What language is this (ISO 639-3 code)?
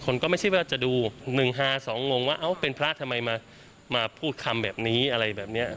tha